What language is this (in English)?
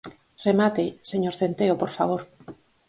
Galician